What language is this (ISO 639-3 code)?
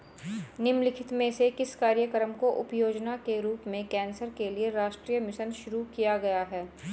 hin